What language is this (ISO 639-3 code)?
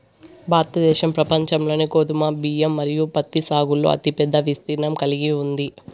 tel